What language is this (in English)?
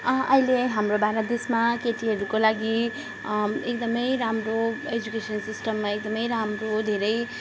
Nepali